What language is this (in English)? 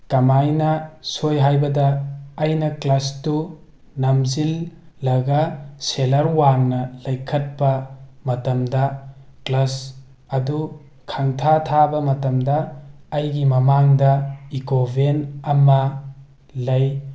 Manipuri